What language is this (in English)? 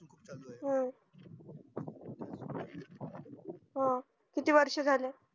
Marathi